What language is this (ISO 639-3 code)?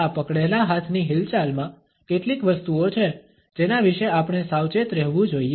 guj